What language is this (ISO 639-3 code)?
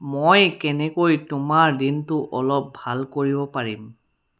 asm